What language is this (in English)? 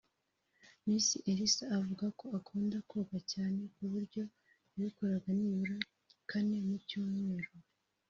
Kinyarwanda